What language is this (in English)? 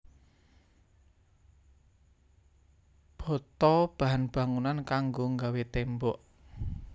Javanese